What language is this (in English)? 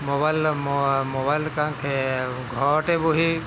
Assamese